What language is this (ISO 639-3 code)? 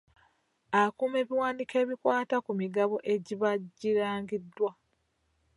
lug